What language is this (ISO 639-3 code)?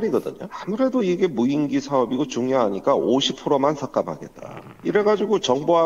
kor